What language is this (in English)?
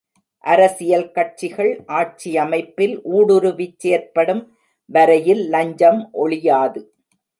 Tamil